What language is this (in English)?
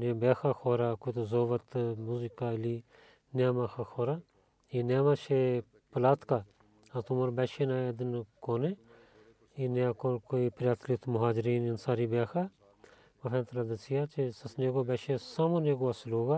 Bulgarian